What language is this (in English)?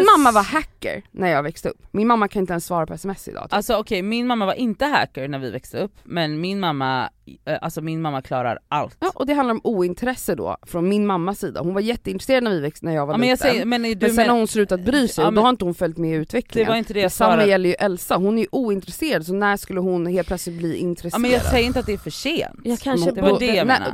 Swedish